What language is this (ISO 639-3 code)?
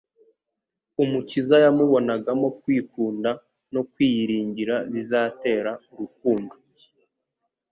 kin